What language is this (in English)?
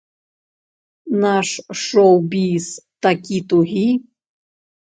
Belarusian